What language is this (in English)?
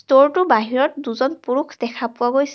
Assamese